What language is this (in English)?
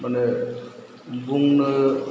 Bodo